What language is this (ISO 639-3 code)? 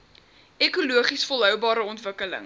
afr